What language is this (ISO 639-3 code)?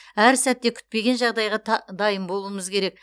kaz